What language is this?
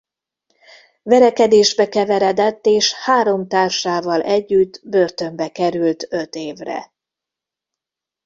Hungarian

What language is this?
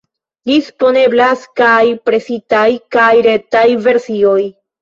Esperanto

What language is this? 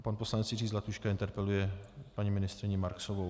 Czech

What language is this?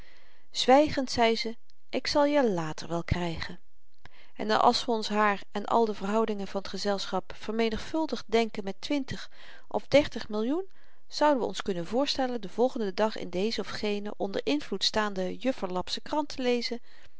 Dutch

